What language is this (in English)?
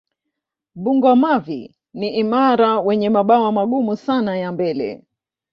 Swahili